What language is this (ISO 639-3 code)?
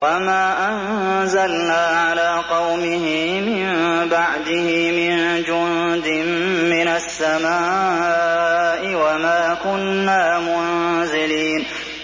ara